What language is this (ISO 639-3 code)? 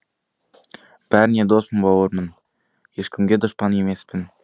kaz